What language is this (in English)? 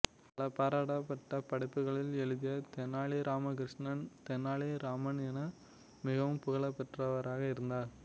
Tamil